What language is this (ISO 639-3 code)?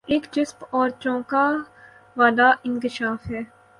urd